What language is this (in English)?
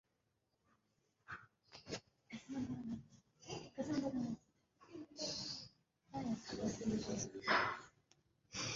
Swahili